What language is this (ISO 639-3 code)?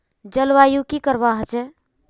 mag